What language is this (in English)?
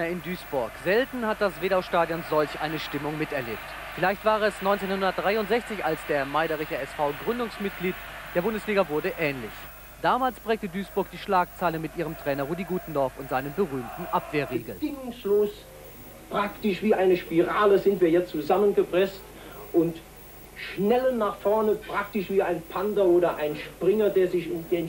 German